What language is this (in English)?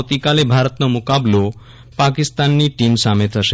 Gujarati